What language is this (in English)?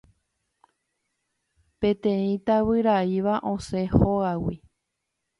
Guarani